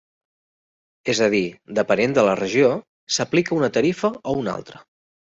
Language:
Catalan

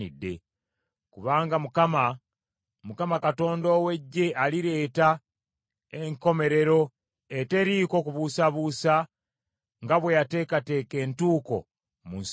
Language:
Ganda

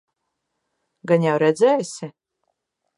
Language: Latvian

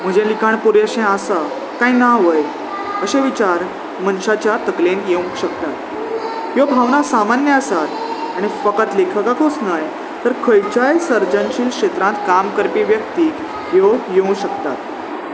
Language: Konkani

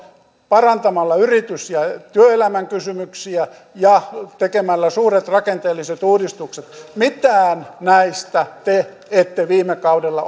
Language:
Finnish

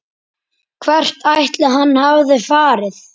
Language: Icelandic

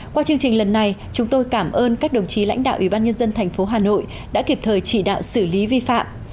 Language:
Vietnamese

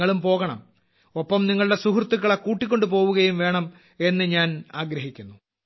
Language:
Malayalam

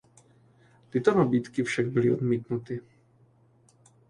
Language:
Czech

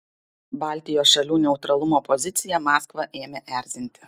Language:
Lithuanian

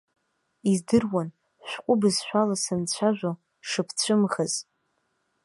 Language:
Abkhazian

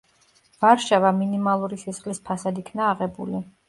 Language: Georgian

